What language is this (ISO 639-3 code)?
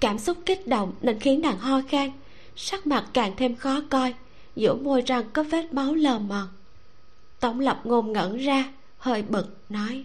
vie